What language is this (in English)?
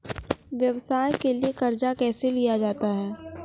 Maithili